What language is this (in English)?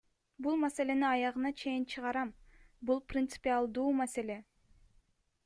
Kyrgyz